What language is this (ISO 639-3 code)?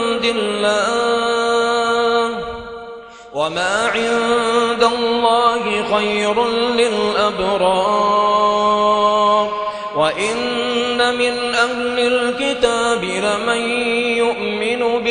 ara